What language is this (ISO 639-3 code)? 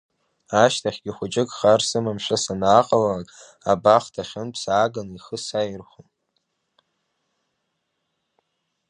abk